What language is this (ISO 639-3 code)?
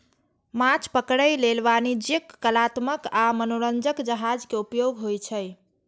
mai